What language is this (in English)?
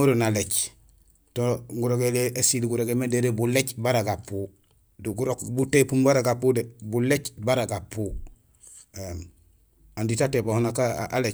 Gusilay